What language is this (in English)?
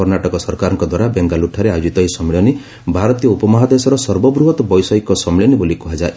Odia